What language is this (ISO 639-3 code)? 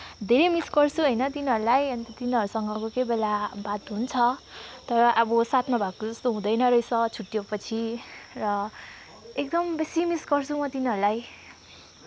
nep